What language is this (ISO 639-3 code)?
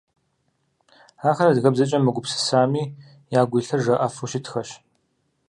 kbd